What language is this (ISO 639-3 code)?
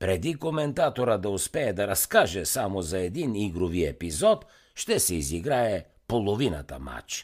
bul